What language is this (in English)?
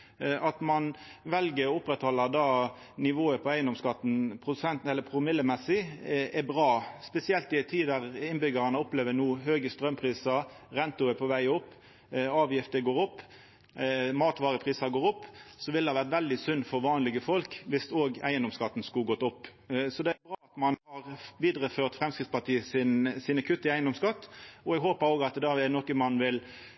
Norwegian Nynorsk